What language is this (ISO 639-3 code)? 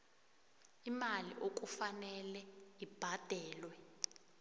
nbl